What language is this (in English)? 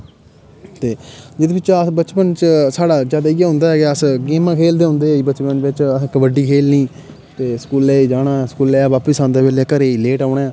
Dogri